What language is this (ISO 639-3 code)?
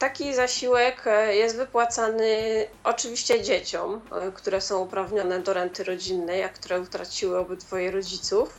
pol